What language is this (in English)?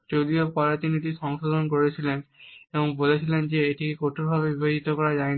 Bangla